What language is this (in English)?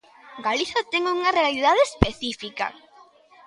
Galician